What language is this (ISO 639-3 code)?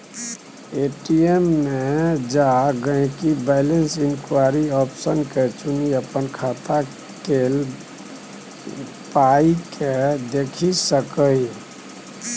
mai